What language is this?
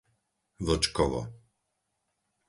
Slovak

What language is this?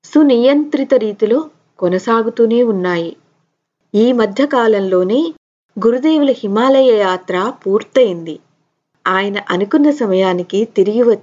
Telugu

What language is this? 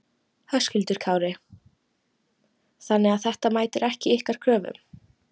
Icelandic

